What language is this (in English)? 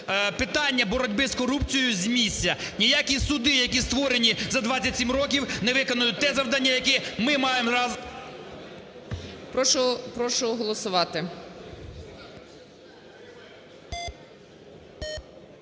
Ukrainian